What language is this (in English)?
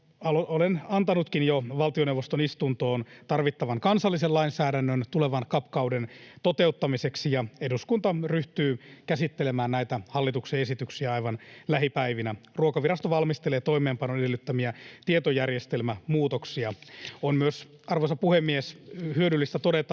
Finnish